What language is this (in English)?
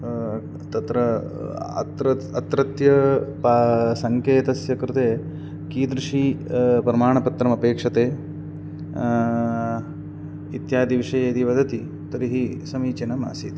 Sanskrit